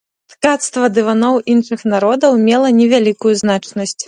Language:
Belarusian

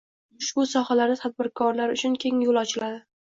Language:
Uzbek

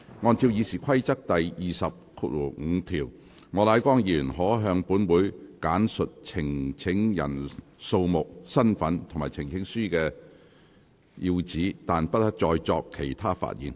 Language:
Cantonese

